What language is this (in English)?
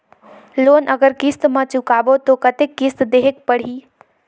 Chhattisgarhi